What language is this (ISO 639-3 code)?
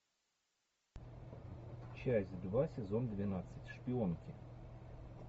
rus